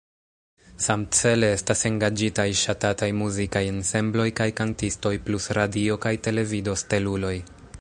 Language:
Esperanto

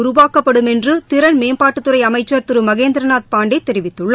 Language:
Tamil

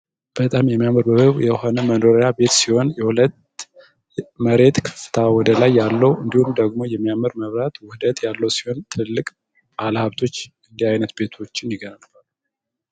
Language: Amharic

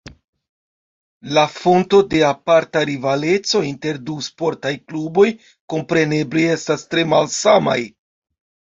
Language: Esperanto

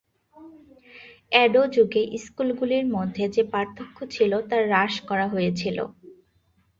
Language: Bangla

